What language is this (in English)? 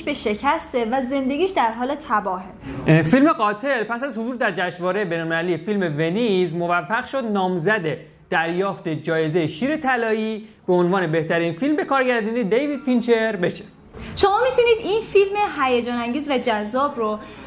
Persian